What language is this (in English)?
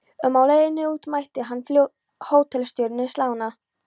Icelandic